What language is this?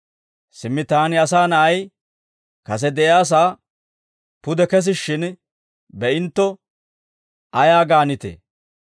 Dawro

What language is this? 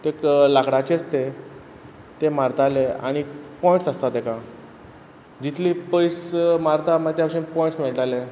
Konkani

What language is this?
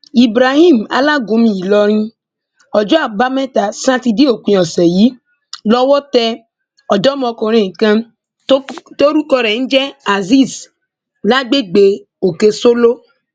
Yoruba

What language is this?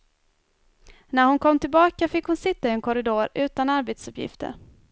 Swedish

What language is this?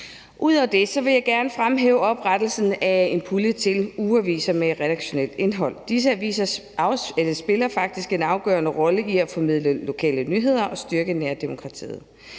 Danish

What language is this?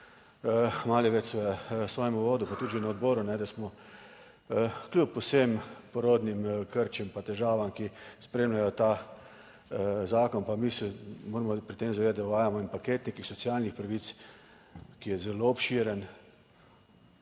Slovenian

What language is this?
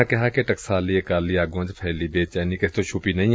Punjabi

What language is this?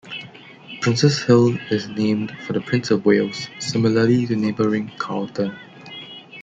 English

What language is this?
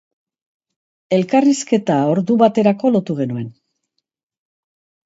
Basque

